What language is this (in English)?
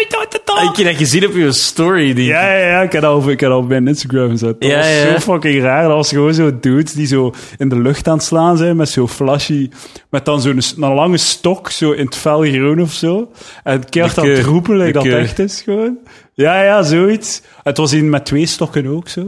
Dutch